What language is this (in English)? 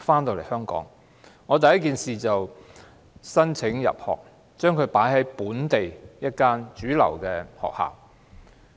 Cantonese